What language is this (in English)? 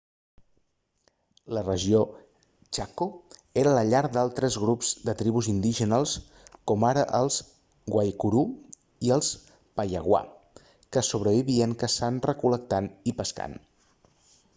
Catalan